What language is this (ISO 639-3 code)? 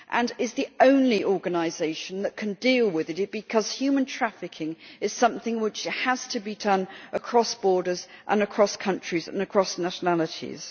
eng